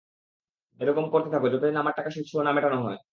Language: Bangla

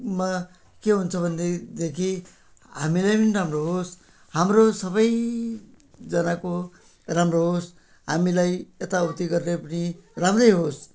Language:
Nepali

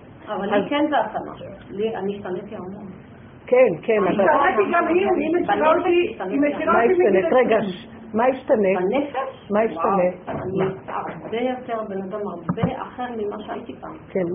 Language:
Hebrew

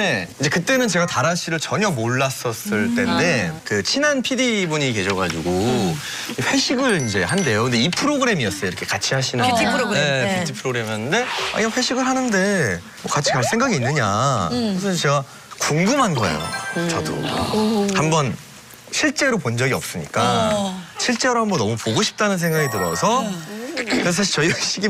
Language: Korean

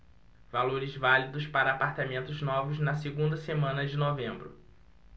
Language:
Portuguese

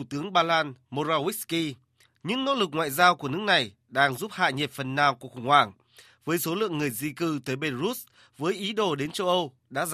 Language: Vietnamese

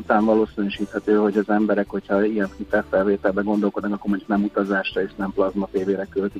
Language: Hungarian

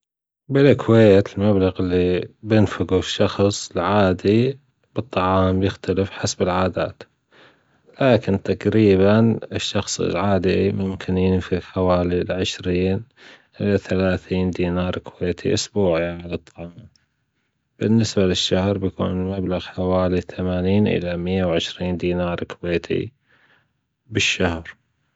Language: Gulf Arabic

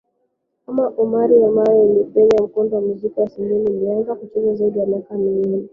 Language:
Swahili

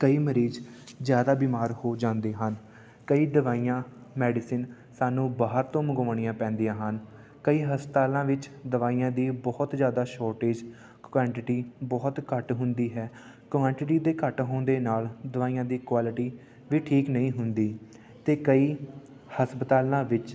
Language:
Punjabi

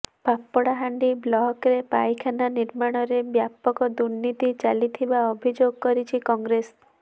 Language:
Odia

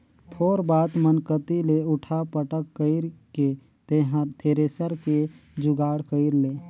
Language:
Chhattisgarhi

